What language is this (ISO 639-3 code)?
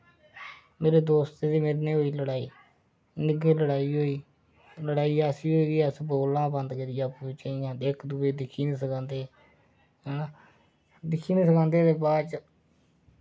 doi